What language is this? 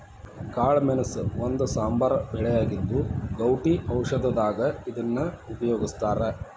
Kannada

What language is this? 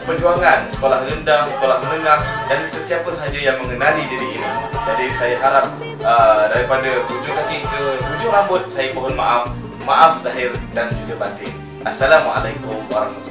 Malay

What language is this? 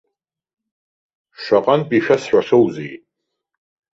Abkhazian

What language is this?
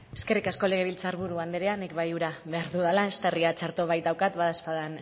Basque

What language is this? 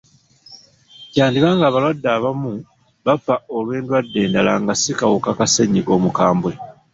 Ganda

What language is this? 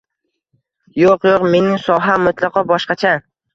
Uzbek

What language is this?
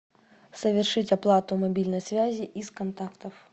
Russian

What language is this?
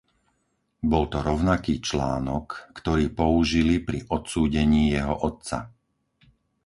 Slovak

